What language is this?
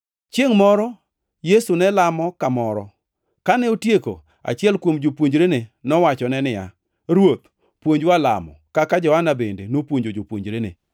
Luo (Kenya and Tanzania)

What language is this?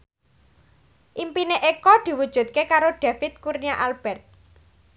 Javanese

